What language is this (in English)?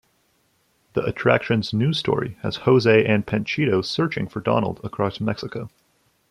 English